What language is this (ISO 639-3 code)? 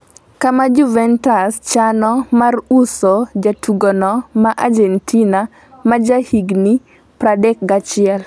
luo